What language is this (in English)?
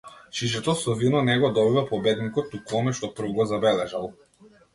Macedonian